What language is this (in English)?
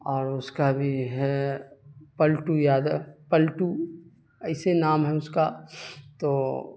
Urdu